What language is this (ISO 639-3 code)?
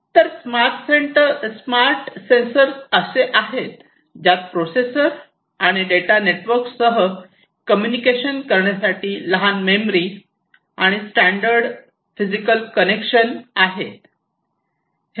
mar